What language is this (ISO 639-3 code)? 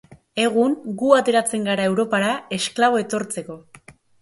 eus